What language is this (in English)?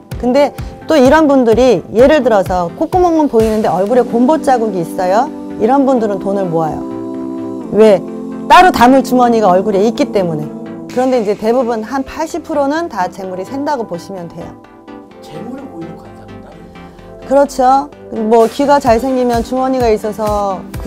Korean